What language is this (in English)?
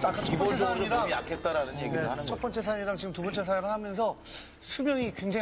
Korean